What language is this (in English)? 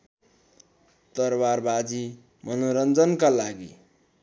Nepali